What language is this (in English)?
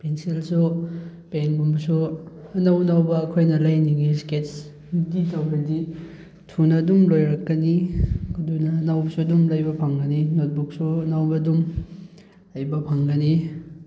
Manipuri